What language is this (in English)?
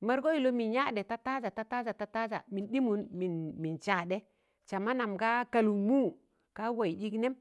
Tangale